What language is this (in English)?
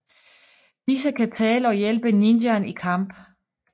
Danish